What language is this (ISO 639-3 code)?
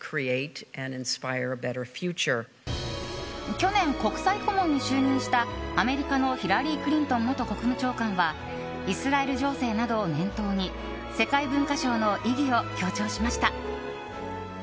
jpn